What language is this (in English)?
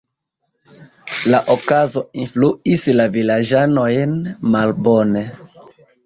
Esperanto